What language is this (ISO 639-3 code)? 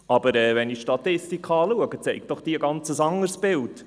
gsw